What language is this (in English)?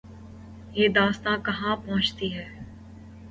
Urdu